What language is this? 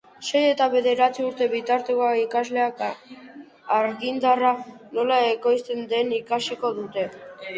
Basque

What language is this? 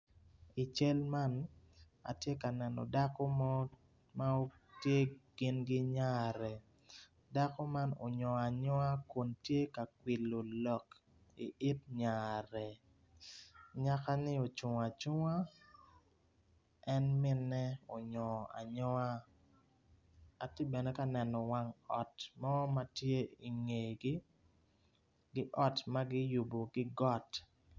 Acoli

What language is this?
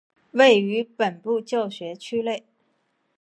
Chinese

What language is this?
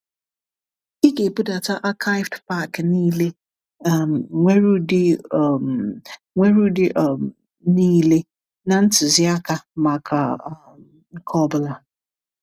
Igbo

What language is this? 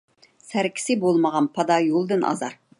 Uyghur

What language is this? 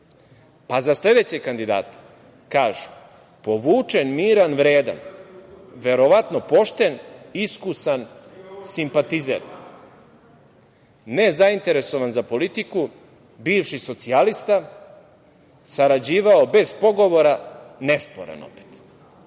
Serbian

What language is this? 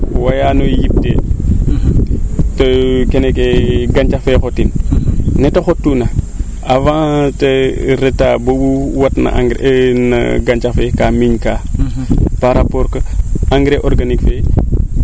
Serer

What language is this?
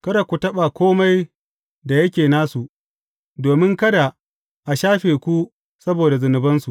Hausa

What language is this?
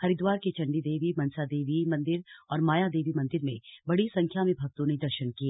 Hindi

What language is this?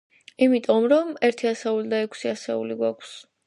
Georgian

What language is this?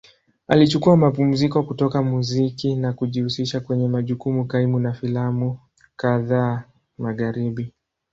Swahili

